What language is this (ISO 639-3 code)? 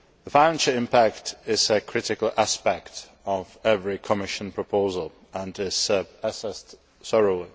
eng